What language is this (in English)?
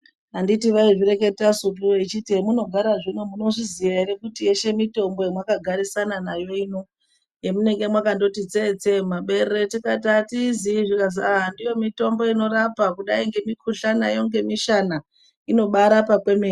Ndau